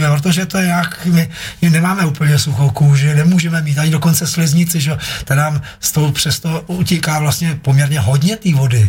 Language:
Czech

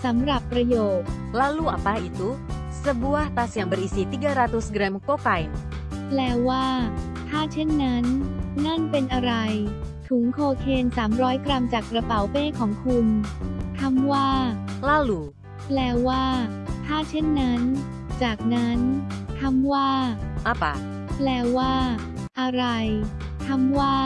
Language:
Thai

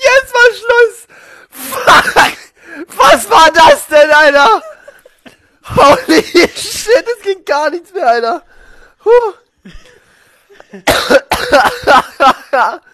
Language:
German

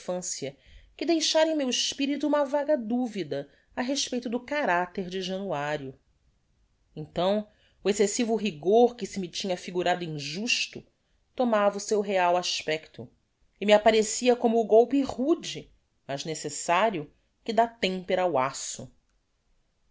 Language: Portuguese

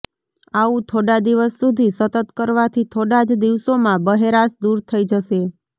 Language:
Gujarati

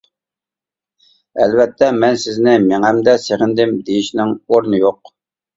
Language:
Uyghur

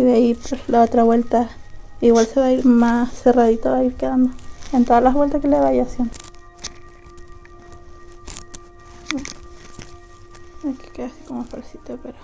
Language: Spanish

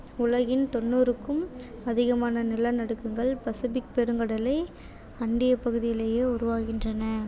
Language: Tamil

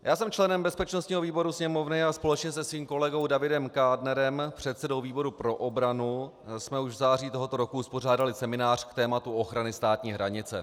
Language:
Czech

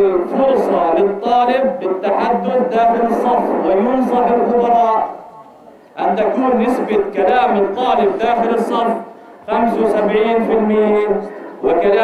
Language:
Arabic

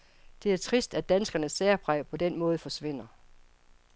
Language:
Danish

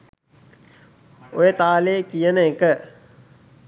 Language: Sinhala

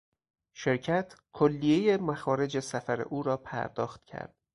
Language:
Persian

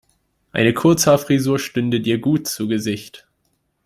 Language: German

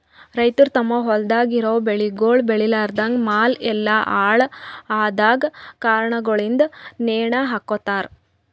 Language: Kannada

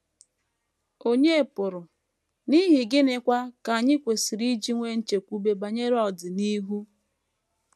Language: Igbo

